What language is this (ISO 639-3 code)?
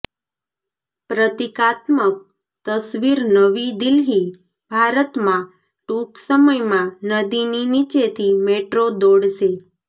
guj